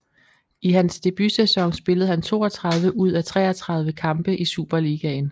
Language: Danish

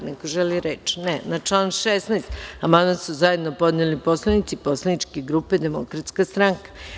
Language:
Serbian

